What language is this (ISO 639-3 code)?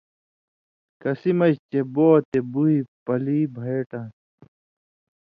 mvy